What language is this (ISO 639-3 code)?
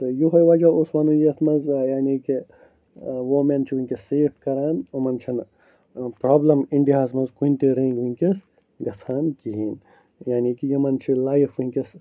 kas